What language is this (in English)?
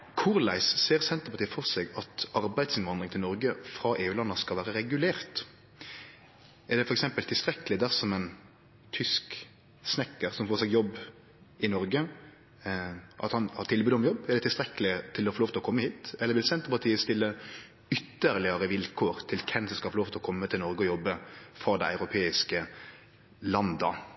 Norwegian Nynorsk